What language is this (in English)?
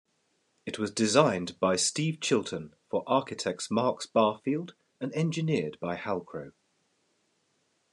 English